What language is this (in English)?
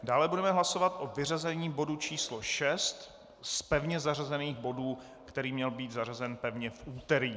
Czech